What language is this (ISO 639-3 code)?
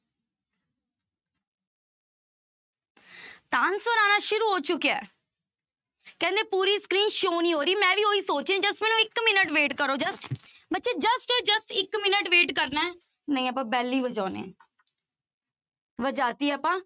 pan